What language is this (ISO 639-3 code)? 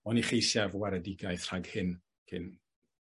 cym